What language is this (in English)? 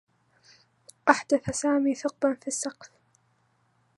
Arabic